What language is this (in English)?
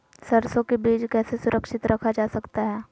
Magahi